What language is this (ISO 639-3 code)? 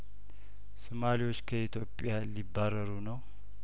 amh